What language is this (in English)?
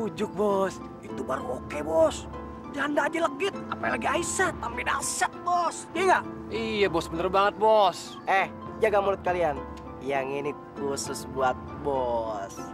Indonesian